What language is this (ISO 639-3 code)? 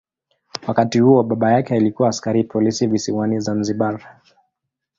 swa